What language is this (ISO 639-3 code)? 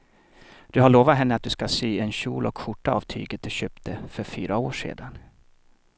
swe